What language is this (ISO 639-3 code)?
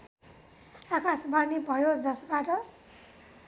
nep